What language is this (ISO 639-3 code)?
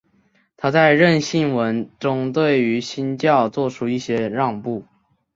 zho